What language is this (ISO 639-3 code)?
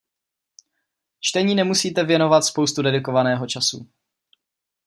ces